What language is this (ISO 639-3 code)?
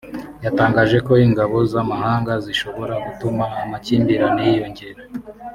kin